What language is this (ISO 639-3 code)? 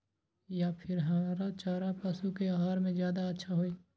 mag